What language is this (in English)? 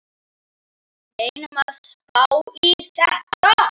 Icelandic